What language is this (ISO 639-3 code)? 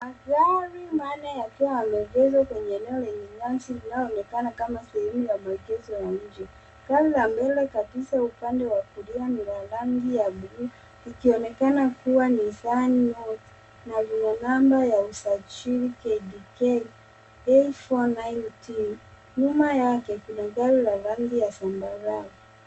swa